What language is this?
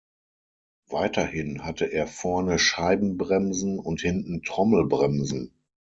German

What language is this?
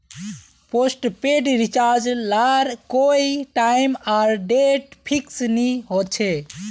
Magahi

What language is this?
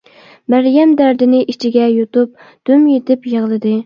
Uyghur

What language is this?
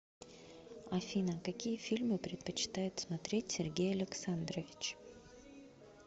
Russian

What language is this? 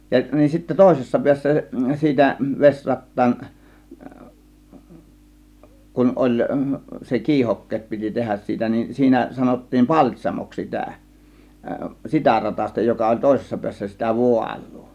Finnish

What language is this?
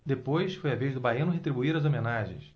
Portuguese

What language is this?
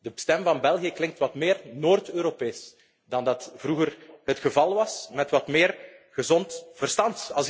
Dutch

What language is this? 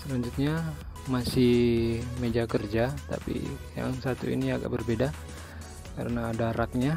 Indonesian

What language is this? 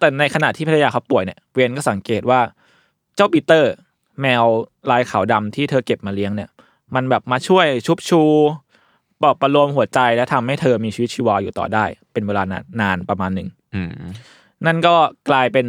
Thai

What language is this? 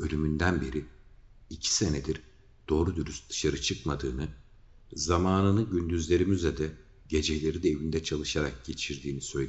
Turkish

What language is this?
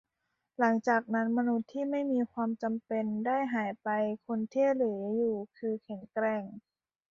Thai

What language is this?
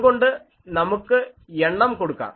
Malayalam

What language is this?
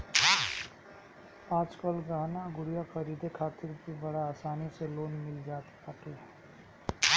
Bhojpuri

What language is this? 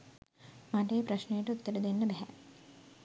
Sinhala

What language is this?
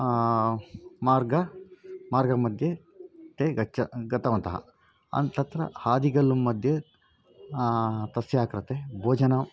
Sanskrit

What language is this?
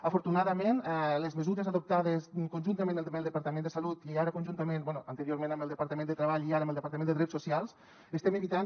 Catalan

